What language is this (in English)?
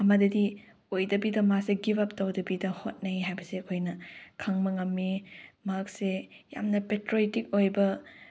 Manipuri